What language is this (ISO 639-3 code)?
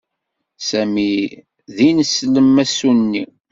kab